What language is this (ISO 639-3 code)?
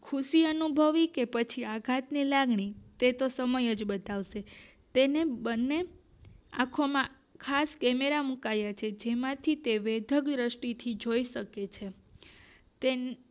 guj